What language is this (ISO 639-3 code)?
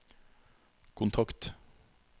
nor